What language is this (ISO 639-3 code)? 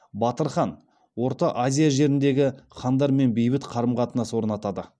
kaz